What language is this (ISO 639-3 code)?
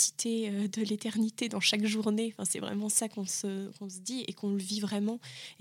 fra